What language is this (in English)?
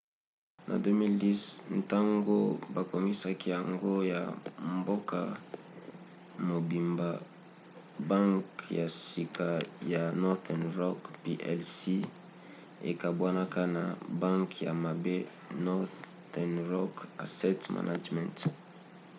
Lingala